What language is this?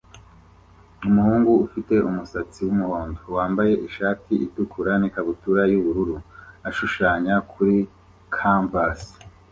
Kinyarwanda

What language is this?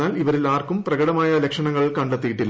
Malayalam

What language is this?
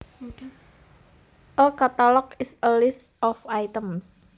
Javanese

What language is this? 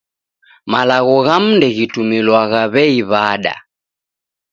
Taita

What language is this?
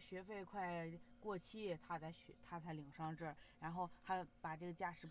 Chinese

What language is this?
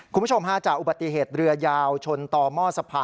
Thai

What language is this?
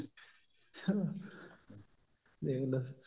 Punjabi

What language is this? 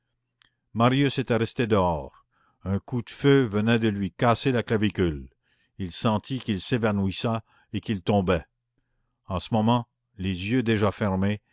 French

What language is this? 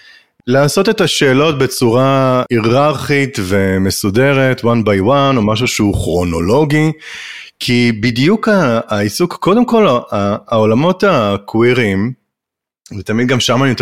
Hebrew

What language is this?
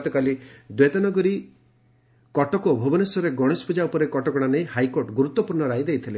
Odia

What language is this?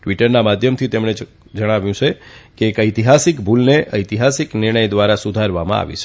Gujarati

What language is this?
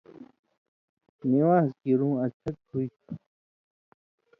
Indus Kohistani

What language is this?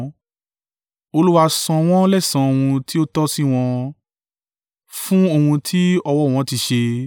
Yoruba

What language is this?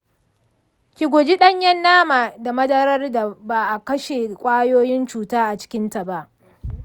Hausa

